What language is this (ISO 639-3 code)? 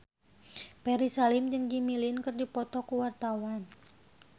sun